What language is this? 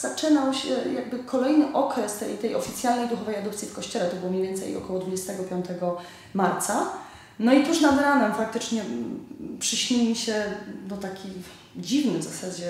Polish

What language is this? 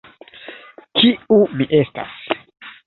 Esperanto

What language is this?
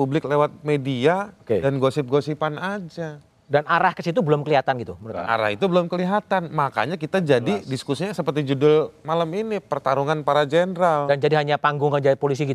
Indonesian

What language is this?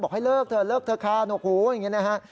Thai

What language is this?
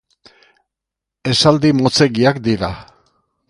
Basque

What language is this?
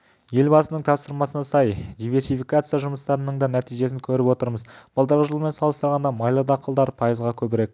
Kazakh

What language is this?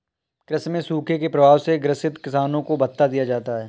Hindi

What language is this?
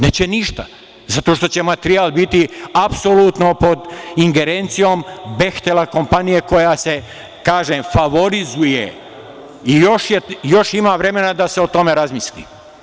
Serbian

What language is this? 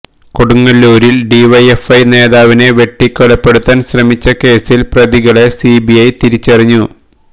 Malayalam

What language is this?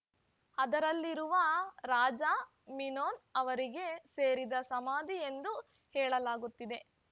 Kannada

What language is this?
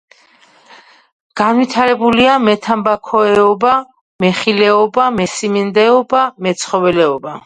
Georgian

